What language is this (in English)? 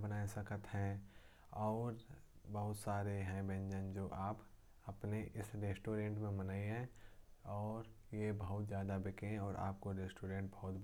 Kanauji